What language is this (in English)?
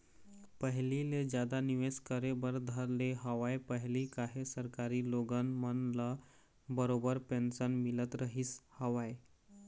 Chhattisgarhi